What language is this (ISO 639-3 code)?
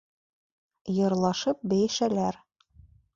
bak